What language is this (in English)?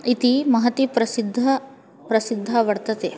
Sanskrit